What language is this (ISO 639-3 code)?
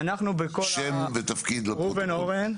heb